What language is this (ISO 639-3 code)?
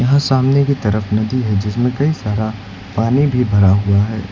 hin